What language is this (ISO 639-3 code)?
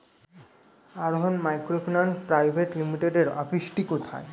ben